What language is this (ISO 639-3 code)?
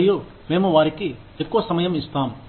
tel